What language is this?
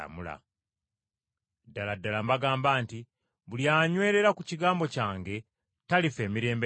Ganda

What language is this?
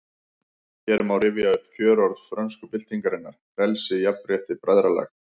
Icelandic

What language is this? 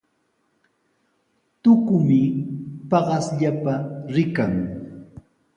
Sihuas Ancash Quechua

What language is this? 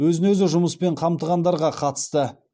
Kazakh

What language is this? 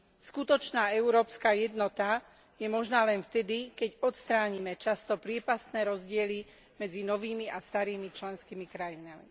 Slovak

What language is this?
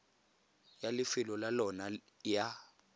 Tswana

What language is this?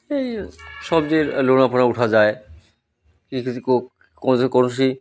Odia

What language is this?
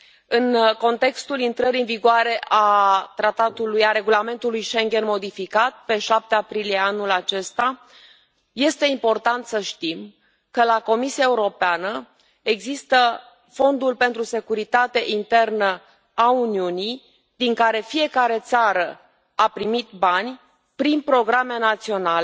Romanian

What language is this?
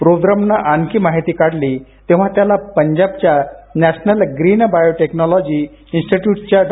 Marathi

